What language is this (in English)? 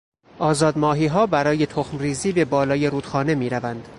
Persian